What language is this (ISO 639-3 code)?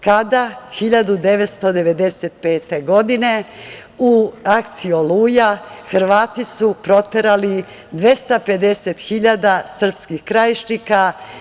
srp